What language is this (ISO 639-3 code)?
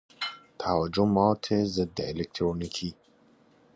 fas